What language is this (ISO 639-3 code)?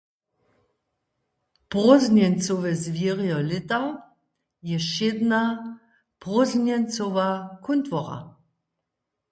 hsb